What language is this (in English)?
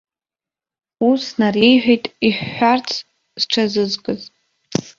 Abkhazian